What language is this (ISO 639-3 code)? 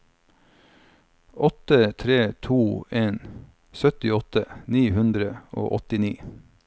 nor